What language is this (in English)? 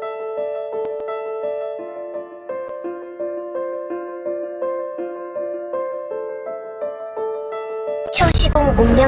Korean